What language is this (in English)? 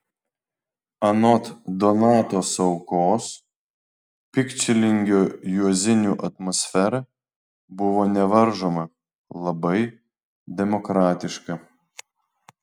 Lithuanian